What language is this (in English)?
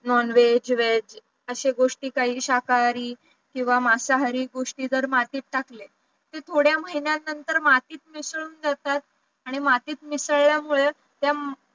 Marathi